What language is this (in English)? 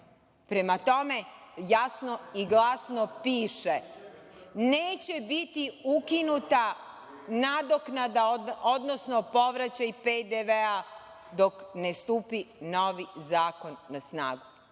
Serbian